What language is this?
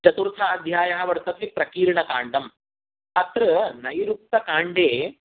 Sanskrit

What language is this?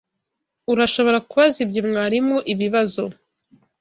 Kinyarwanda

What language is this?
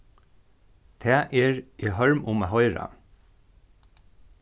Faroese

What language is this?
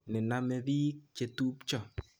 Kalenjin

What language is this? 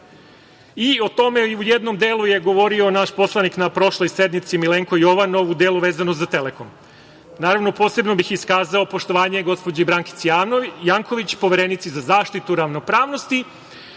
Serbian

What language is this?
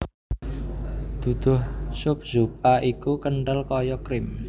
Javanese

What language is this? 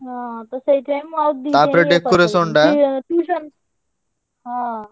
Odia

